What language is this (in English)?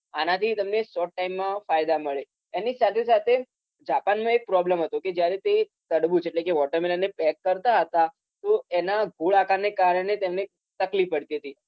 Gujarati